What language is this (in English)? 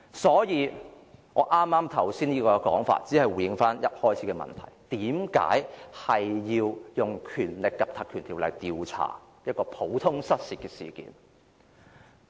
Cantonese